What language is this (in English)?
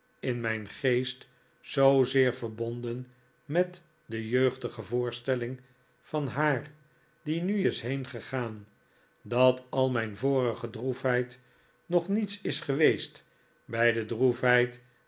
Dutch